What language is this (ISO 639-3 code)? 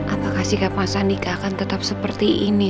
ind